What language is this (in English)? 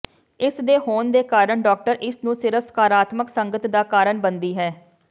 Punjabi